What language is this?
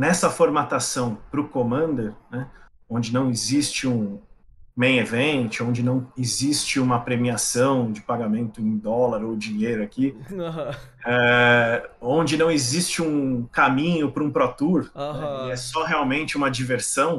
Portuguese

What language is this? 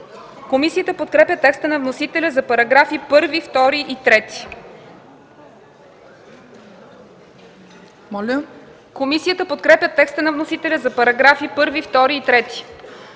Bulgarian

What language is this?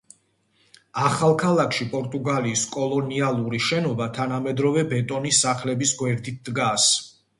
Georgian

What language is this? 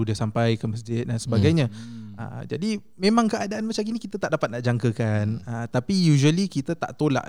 Malay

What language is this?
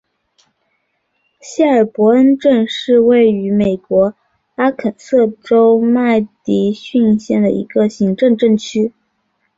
Chinese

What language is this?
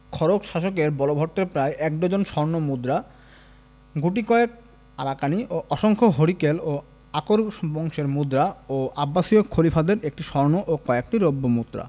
Bangla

